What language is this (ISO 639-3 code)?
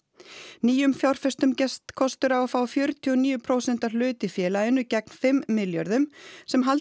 isl